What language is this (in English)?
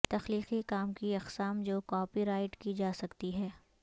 Urdu